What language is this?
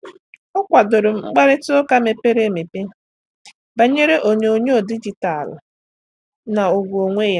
Igbo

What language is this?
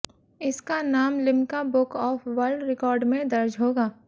Hindi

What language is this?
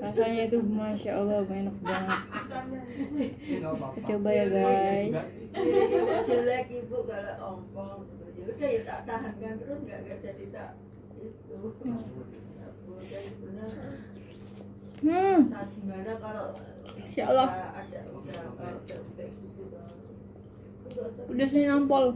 Indonesian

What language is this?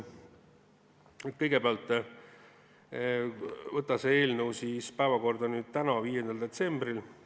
Estonian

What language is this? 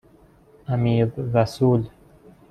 Persian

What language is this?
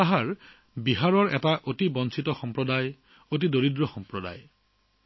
Assamese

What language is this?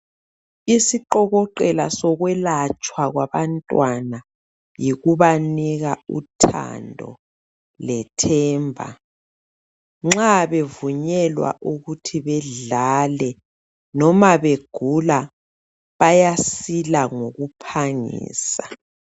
North Ndebele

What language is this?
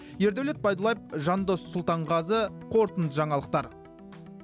Kazakh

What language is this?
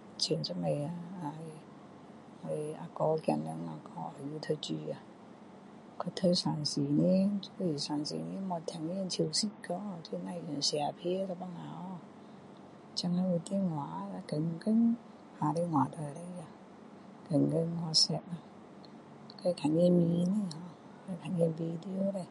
Min Dong Chinese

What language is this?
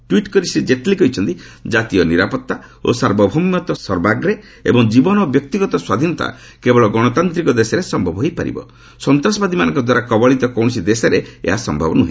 Odia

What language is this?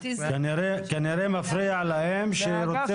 Hebrew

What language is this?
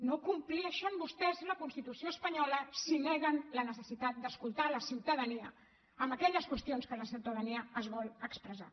Catalan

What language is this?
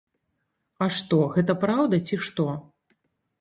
Belarusian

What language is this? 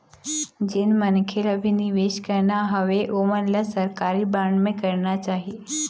Chhattisgarhi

